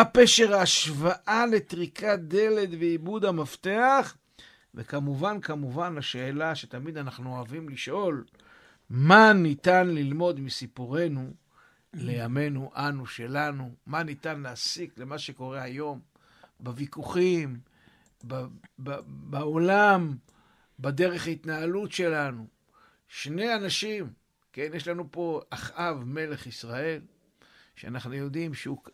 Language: Hebrew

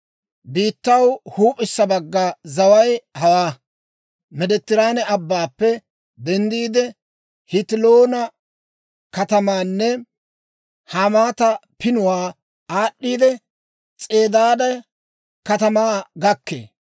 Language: Dawro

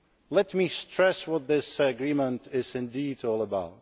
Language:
English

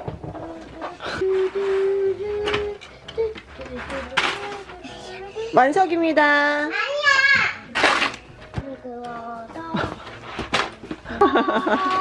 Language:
Korean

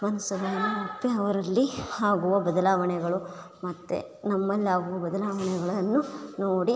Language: Kannada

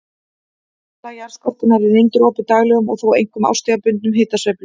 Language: Icelandic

